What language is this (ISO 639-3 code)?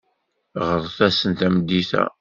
kab